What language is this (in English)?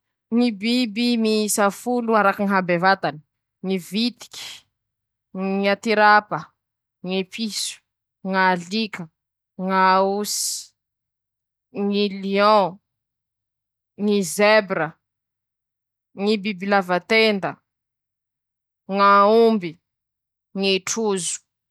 Masikoro Malagasy